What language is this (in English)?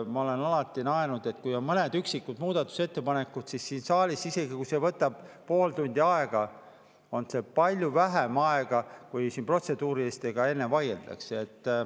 Estonian